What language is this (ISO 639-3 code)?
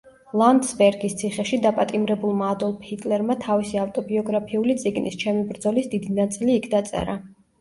kat